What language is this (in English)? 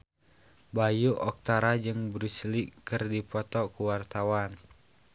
Sundanese